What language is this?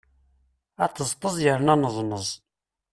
Kabyle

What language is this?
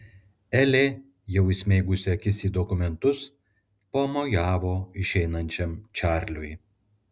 Lithuanian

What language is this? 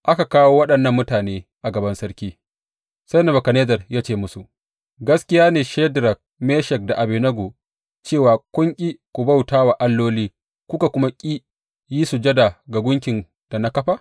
Hausa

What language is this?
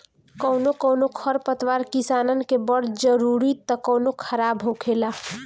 Bhojpuri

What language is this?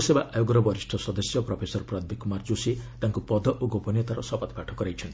Odia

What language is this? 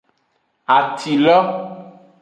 Aja (Benin)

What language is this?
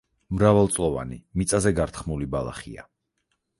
Georgian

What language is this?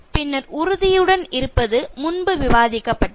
Tamil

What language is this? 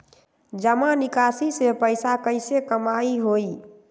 Magahi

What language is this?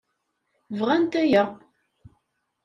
Kabyle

